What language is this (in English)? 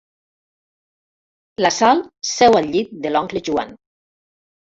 Catalan